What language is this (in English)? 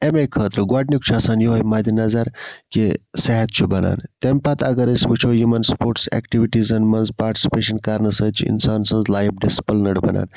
Kashmiri